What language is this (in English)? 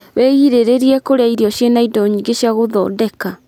Kikuyu